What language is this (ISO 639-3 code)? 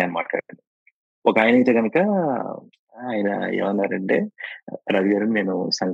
tel